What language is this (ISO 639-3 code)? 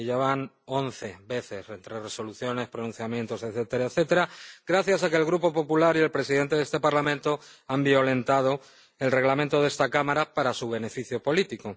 spa